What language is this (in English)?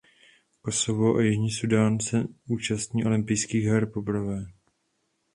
Czech